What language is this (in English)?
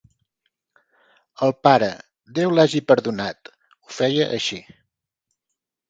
Catalan